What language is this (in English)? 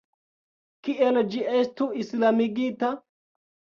Esperanto